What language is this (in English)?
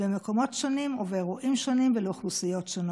Hebrew